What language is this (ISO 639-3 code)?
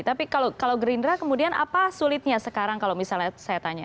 ind